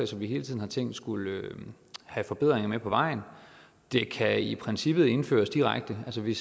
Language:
Danish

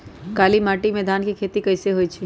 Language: Magahi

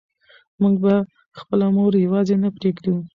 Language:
Pashto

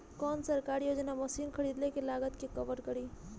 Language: Bhojpuri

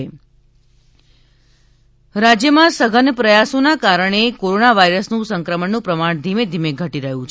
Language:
Gujarati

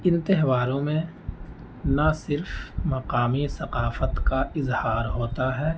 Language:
Urdu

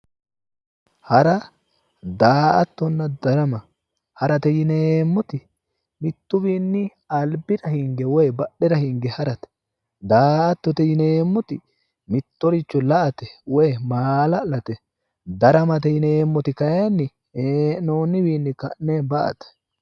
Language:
Sidamo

